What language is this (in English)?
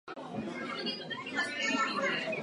Czech